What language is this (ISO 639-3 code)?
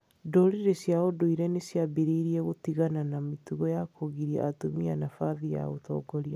kik